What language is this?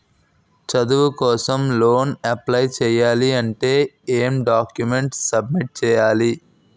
Telugu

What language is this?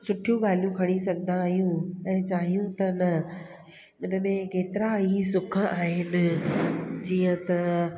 Sindhi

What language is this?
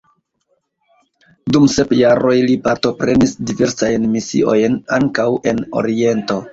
Esperanto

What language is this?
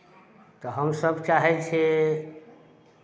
Maithili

